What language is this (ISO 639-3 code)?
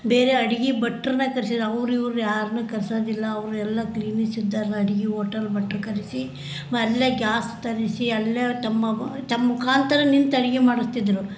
kan